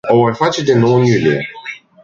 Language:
Romanian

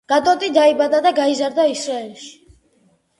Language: Georgian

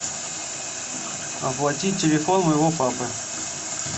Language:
Russian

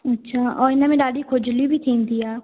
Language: Sindhi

